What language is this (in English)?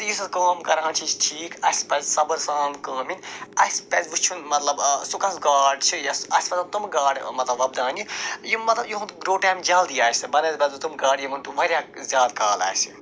Kashmiri